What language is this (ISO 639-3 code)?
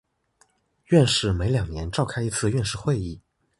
zho